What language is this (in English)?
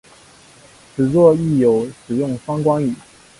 Chinese